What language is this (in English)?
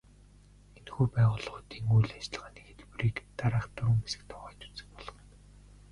Mongolian